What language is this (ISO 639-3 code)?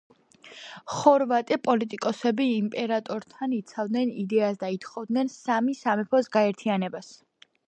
kat